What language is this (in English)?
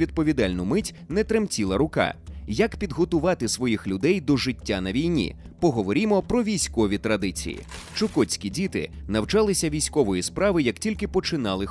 Ukrainian